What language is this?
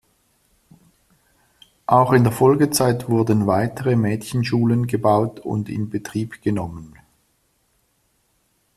German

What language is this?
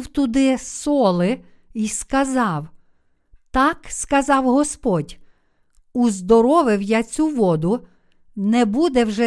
Ukrainian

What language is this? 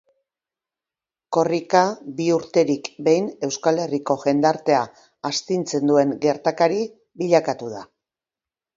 Basque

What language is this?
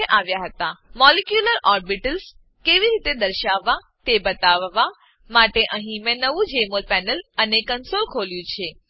Gujarati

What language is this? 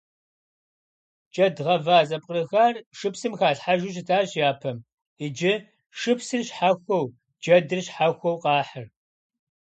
Kabardian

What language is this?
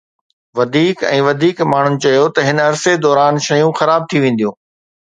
Sindhi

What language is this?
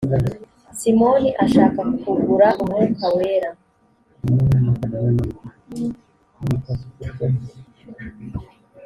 Kinyarwanda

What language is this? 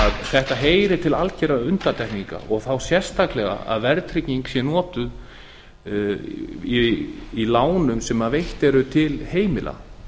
Icelandic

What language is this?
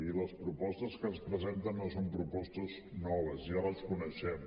Catalan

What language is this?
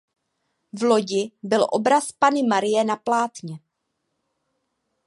Czech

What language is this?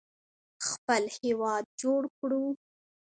Pashto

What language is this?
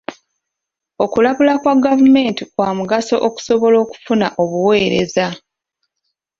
Ganda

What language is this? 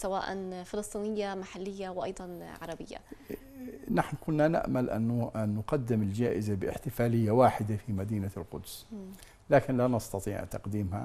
Arabic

